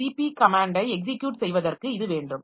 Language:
Tamil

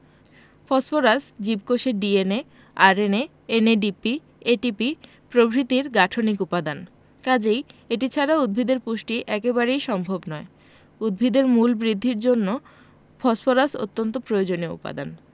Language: Bangla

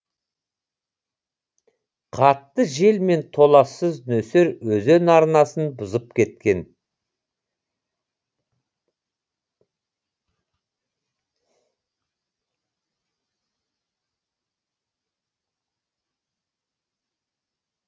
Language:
Kazakh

